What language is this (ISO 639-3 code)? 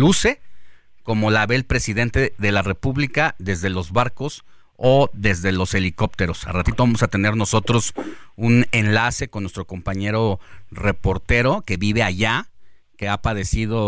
spa